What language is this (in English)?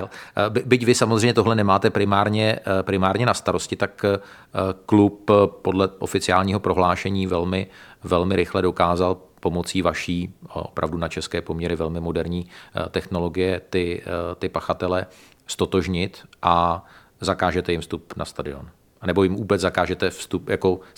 Czech